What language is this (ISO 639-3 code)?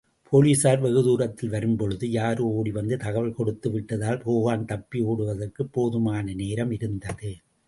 tam